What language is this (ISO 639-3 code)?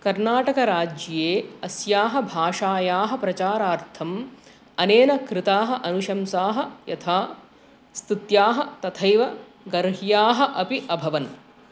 san